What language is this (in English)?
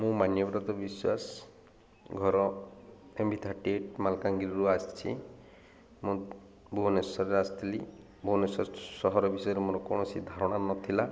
Odia